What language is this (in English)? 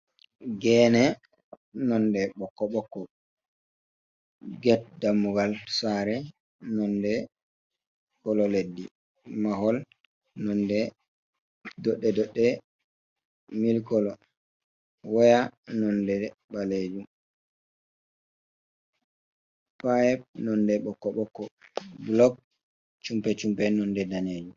Fula